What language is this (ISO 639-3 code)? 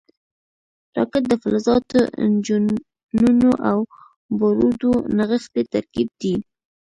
pus